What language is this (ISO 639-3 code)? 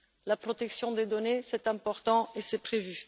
fra